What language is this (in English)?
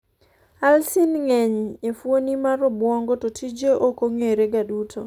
Luo (Kenya and Tanzania)